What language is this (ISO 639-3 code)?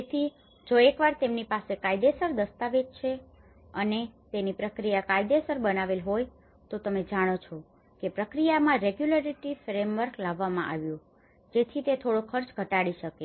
guj